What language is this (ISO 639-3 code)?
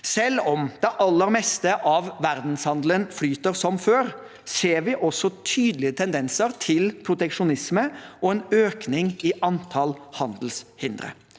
nor